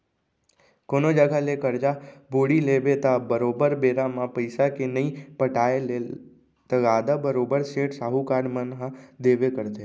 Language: Chhattisgarhi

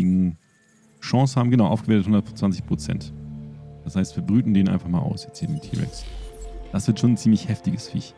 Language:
German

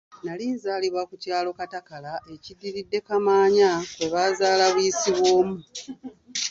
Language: Ganda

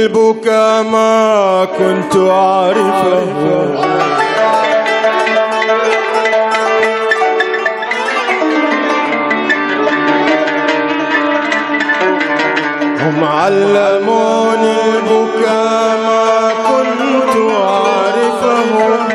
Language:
Arabic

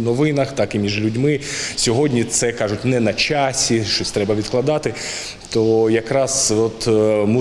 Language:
Ukrainian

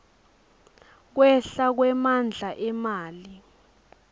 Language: Swati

